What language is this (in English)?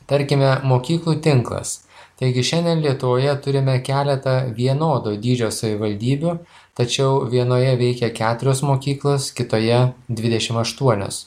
Lithuanian